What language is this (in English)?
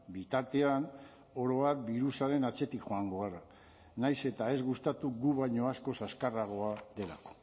Basque